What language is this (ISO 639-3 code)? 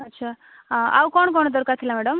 ori